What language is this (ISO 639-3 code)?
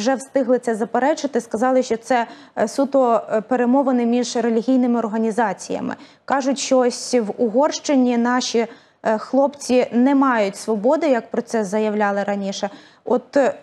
ukr